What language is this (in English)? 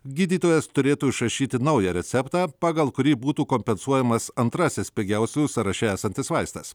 Lithuanian